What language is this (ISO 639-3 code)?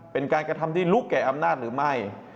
tha